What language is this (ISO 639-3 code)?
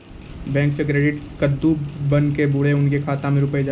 mai